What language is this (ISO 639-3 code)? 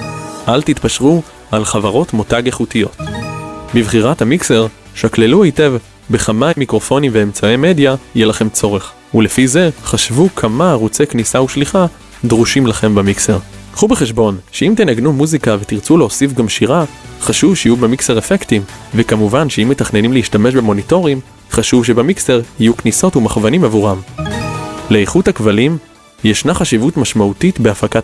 heb